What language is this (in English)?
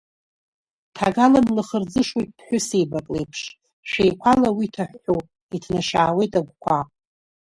Abkhazian